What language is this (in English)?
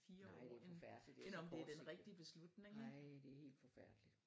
Danish